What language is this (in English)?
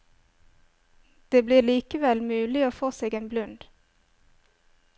Norwegian